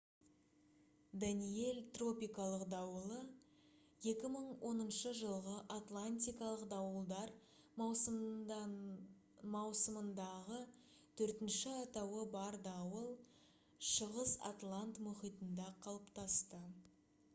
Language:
Kazakh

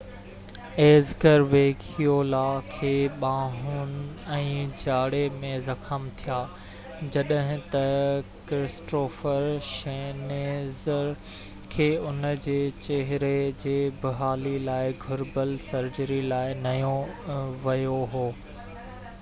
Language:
Sindhi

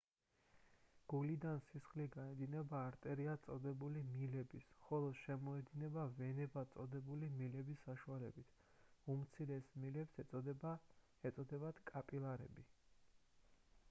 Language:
Georgian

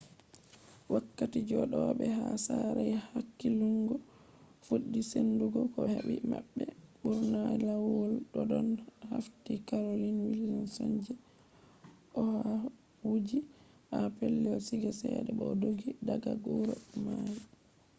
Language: Fula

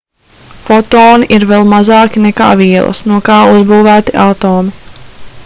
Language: Latvian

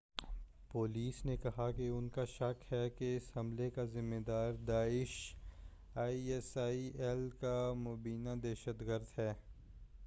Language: Urdu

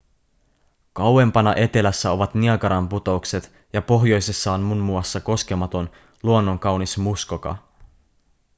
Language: Finnish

